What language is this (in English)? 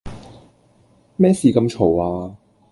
Cantonese